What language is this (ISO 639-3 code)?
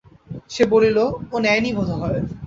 ben